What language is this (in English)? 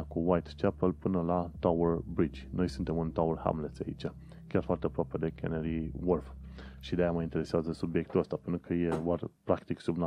Romanian